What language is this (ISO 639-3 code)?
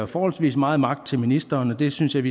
dan